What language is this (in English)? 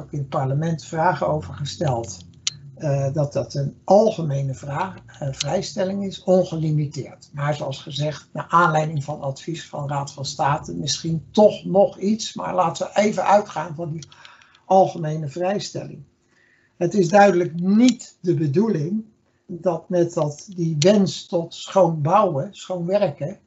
Dutch